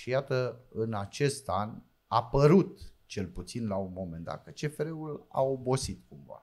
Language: Romanian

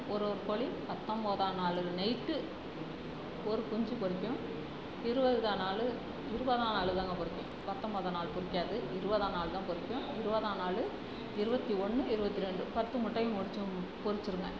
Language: Tamil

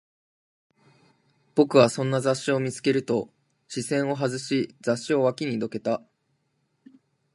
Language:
Japanese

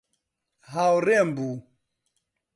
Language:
Central Kurdish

